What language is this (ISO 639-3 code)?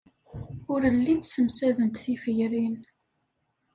kab